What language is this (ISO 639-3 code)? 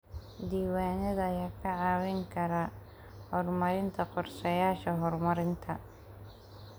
som